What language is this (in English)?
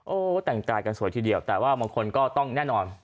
Thai